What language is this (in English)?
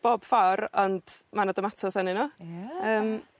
Welsh